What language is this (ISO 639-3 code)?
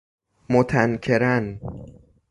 fas